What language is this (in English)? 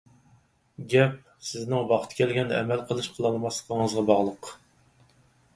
Uyghur